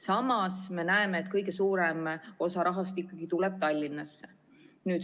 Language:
Estonian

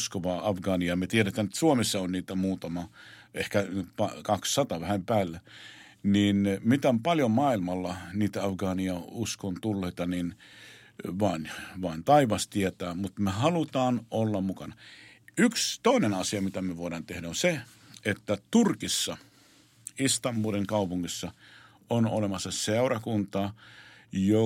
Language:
Finnish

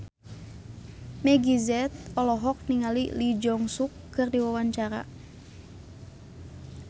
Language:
Sundanese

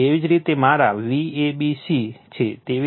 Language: Gujarati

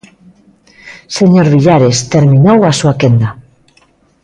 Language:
Galician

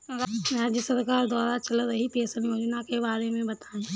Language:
Hindi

